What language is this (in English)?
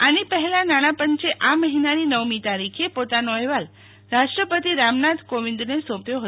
Gujarati